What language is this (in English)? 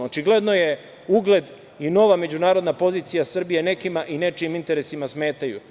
Serbian